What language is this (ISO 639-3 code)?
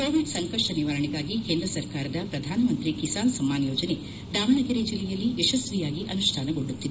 kan